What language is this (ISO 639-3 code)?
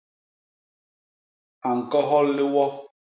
bas